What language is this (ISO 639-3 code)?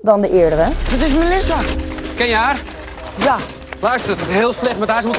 nld